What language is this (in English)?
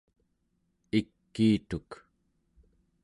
Central Yupik